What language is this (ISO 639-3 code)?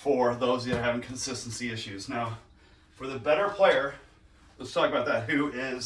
eng